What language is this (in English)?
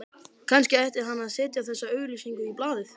Icelandic